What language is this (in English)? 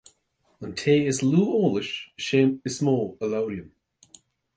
Irish